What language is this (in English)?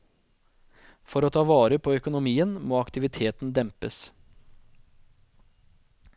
Norwegian